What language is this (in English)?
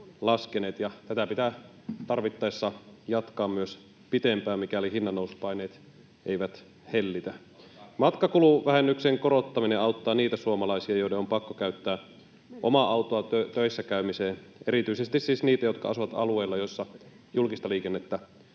Finnish